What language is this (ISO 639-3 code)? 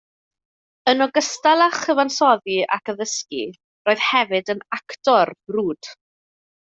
cym